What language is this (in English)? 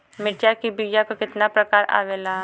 Bhojpuri